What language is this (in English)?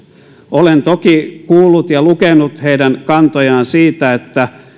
Finnish